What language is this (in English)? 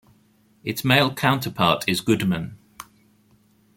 English